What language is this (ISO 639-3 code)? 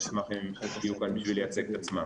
heb